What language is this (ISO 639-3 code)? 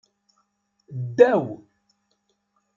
kab